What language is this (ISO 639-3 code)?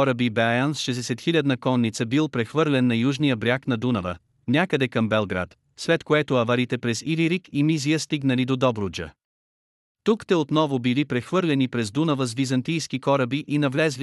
bul